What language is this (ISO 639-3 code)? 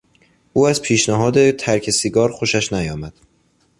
fas